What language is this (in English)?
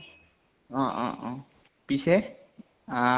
Assamese